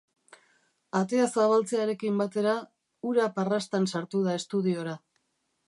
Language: Basque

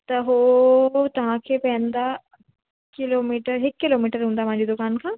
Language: Sindhi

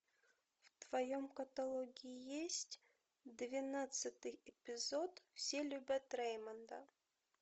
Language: Russian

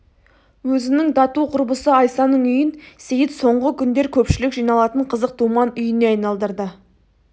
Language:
Kazakh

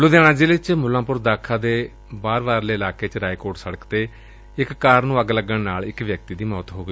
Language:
Punjabi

